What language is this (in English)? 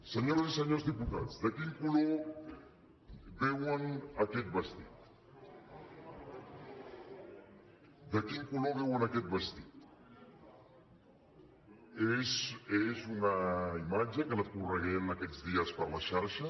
Catalan